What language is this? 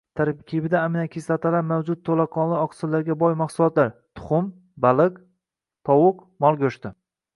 Uzbek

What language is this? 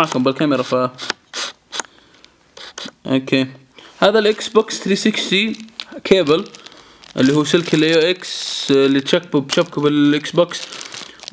Arabic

